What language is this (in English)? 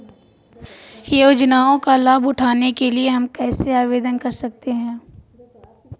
Hindi